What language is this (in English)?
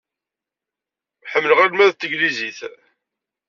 Kabyle